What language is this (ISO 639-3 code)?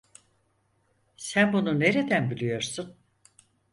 tur